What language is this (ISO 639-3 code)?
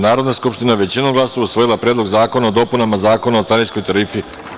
srp